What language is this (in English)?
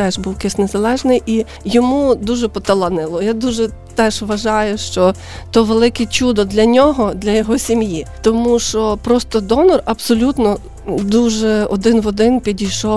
Ukrainian